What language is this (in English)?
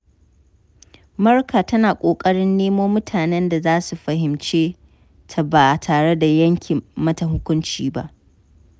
Hausa